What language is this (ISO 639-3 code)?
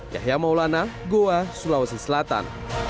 ind